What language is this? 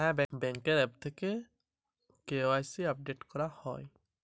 Bangla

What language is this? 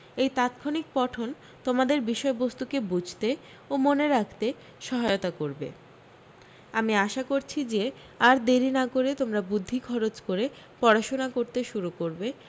Bangla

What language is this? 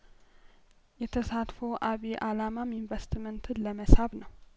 Amharic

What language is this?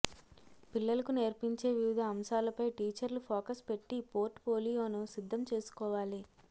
Telugu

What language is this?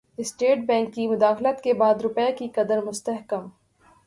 Urdu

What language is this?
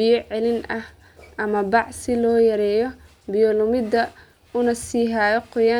Somali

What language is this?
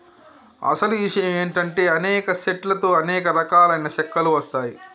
Telugu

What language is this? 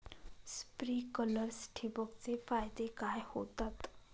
Marathi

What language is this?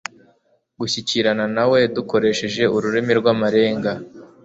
Kinyarwanda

